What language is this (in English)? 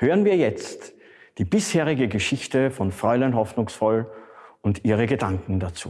German